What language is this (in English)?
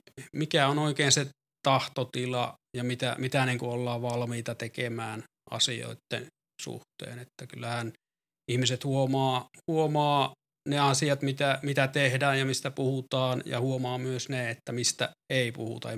Finnish